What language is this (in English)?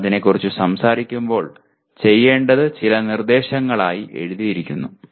Malayalam